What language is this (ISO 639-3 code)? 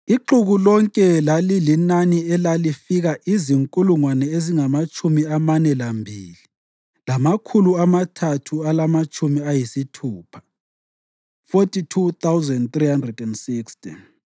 nde